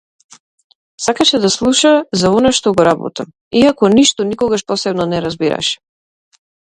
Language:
Macedonian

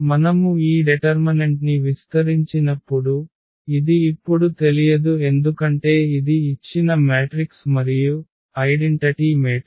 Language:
Telugu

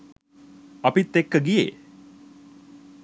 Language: Sinhala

